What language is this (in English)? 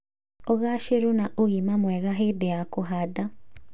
Kikuyu